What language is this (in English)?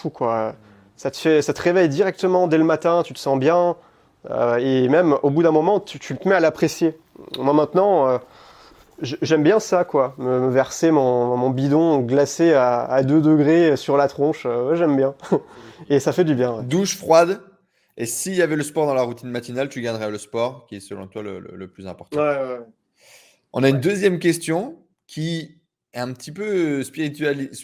French